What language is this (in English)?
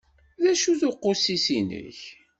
Kabyle